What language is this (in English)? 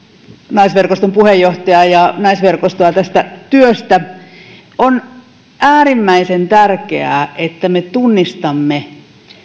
Finnish